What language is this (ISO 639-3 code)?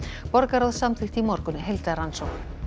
isl